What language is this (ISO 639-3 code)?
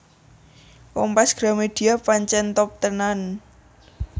jav